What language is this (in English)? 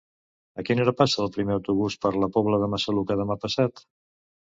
Catalan